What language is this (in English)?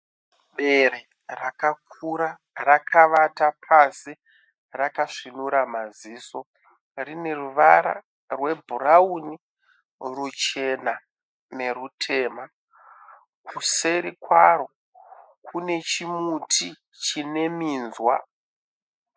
Shona